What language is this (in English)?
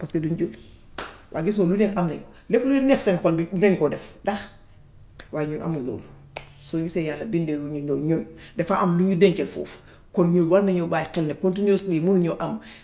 Gambian Wolof